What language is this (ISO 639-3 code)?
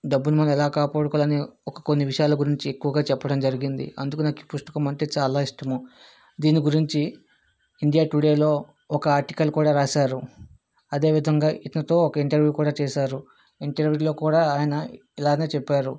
tel